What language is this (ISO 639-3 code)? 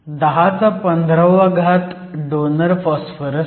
mar